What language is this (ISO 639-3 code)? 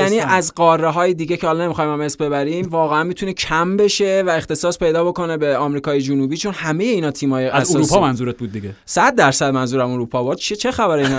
fas